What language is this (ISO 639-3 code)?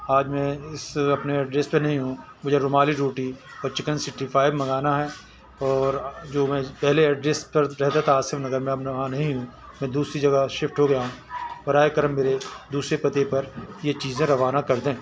urd